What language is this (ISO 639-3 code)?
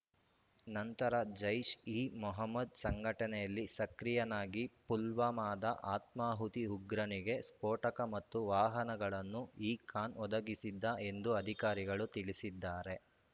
kan